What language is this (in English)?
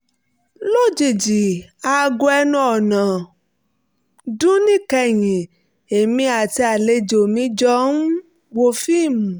Yoruba